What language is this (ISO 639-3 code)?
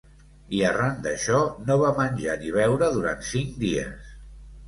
cat